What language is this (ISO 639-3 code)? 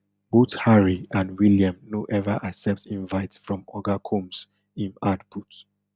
pcm